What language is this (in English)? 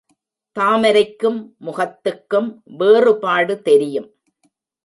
Tamil